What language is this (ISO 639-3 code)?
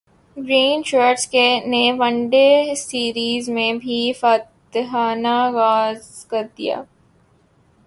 urd